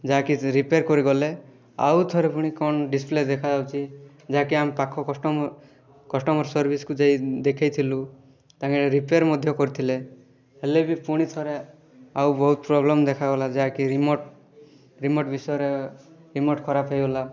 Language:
Odia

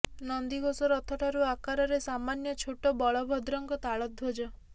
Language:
Odia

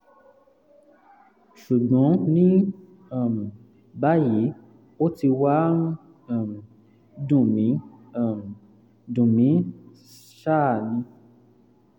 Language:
Yoruba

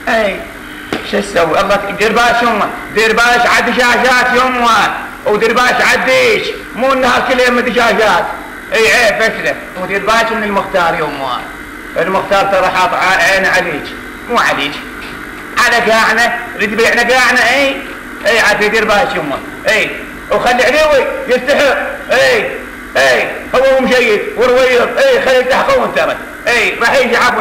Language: Arabic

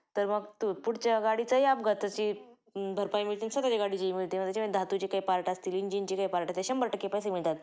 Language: Marathi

